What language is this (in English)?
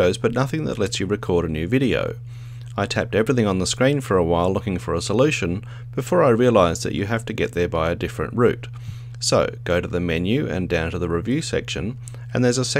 English